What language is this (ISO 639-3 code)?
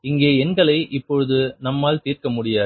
tam